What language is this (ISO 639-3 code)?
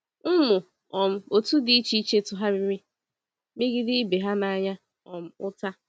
ibo